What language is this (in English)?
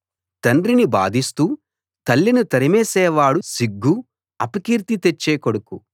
Telugu